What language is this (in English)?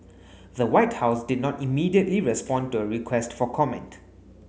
English